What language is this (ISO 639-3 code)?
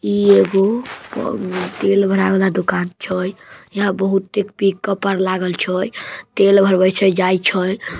mag